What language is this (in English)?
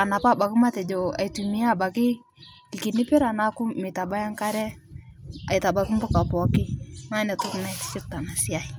Masai